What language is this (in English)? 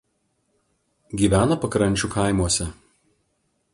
Lithuanian